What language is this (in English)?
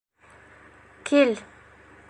Bashkir